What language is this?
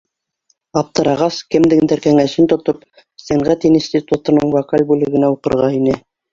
Bashkir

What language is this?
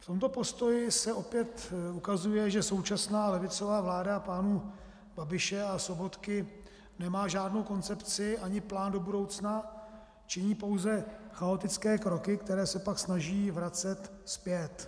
Czech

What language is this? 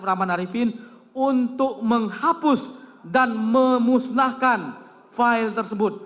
Indonesian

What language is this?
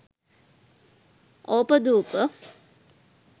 Sinhala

